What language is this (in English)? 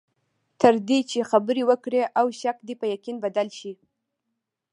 Pashto